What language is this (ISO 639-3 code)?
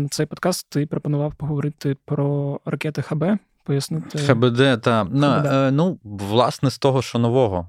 ukr